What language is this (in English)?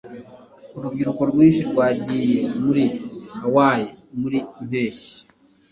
Kinyarwanda